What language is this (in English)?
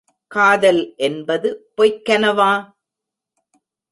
Tamil